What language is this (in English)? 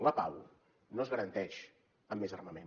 Catalan